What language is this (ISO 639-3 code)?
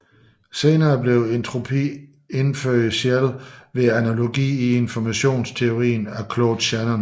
dan